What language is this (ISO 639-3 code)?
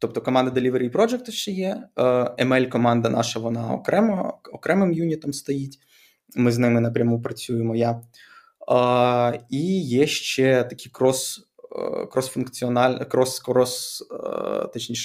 ukr